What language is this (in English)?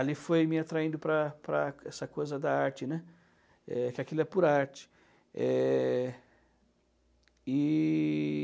Portuguese